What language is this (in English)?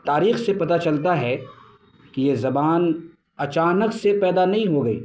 Urdu